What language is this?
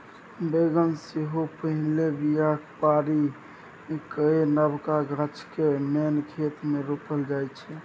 Maithili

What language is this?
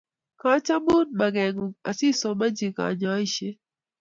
Kalenjin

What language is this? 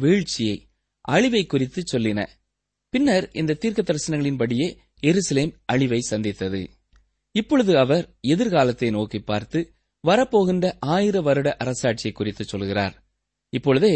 Tamil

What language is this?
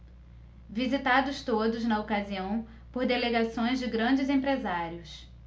Portuguese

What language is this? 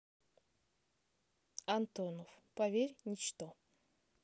Russian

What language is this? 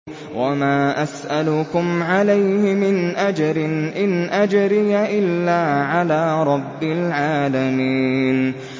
Arabic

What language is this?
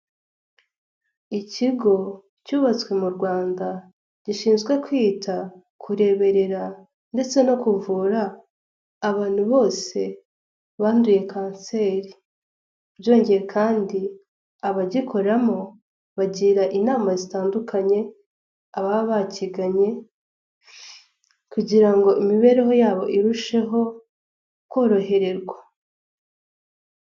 Kinyarwanda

